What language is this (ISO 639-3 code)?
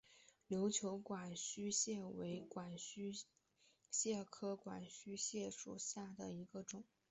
zho